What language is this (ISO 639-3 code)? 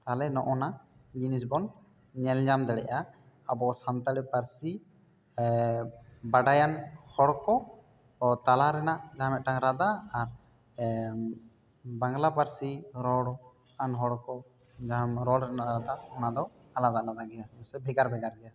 sat